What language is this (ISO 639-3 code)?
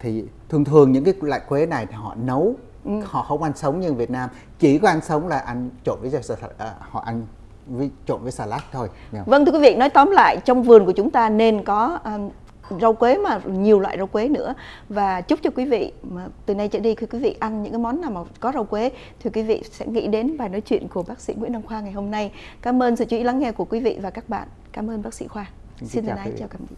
vie